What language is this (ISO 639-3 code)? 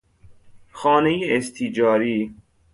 fas